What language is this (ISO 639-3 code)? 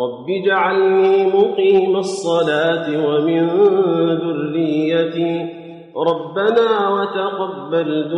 ara